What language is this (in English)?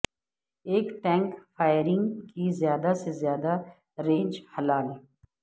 Urdu